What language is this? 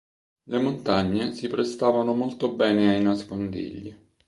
Italian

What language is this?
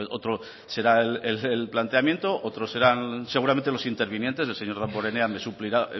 Spanish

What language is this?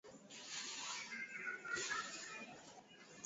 Swahili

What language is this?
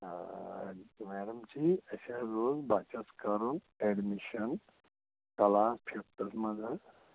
Kashmiri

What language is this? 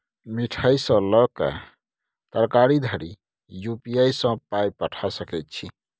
Maithili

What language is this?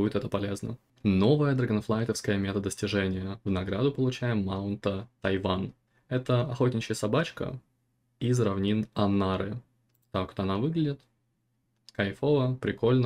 Russian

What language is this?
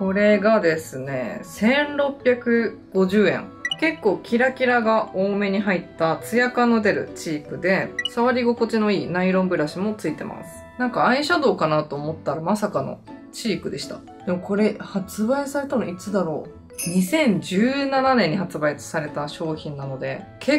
Japanese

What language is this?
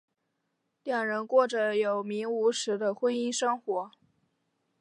Chinese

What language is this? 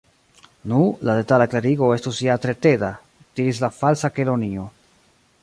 Esperanto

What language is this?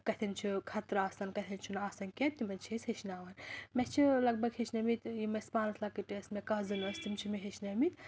Kashmiri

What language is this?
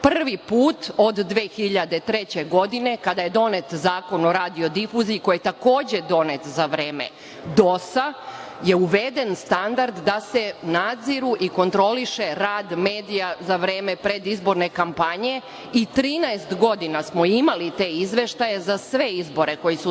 Serbian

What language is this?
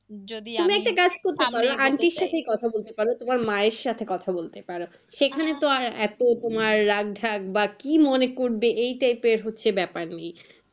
Bangla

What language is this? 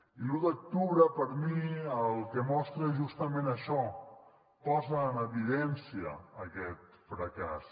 Catalan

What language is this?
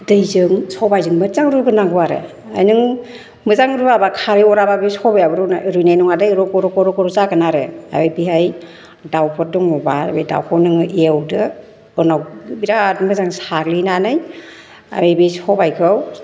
Bodo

